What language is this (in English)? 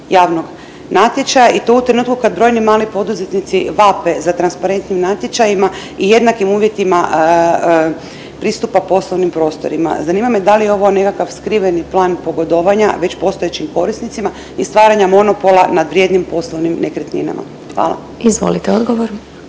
Croatian